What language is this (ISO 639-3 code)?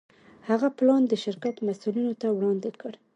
pus